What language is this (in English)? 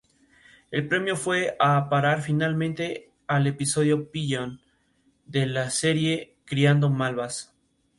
Spanish